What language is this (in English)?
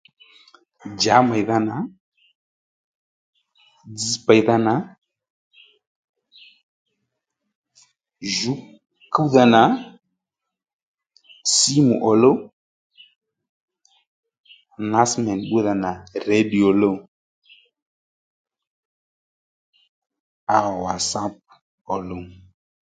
Lendu